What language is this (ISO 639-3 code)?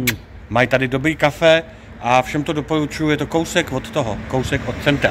ces